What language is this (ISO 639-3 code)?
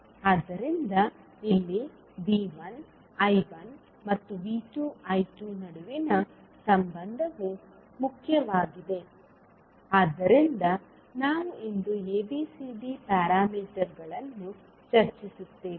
kan